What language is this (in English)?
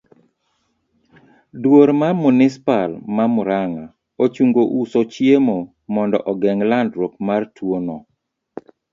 Luo (Kenya and Tanzania)